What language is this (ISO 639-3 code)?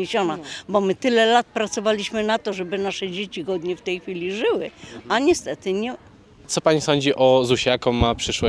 pol